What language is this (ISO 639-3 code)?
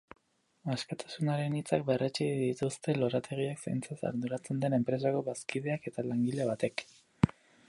eus